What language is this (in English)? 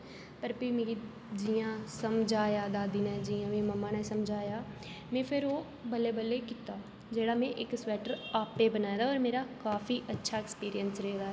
Dogri